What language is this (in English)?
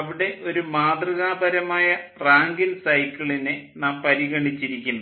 Malayalam